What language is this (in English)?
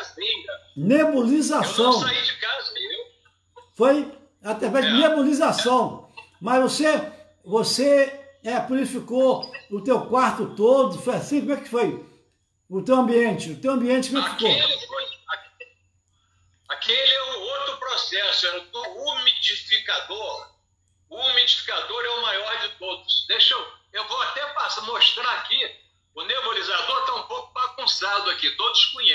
Portuguese